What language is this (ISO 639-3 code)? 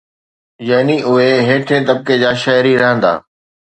snd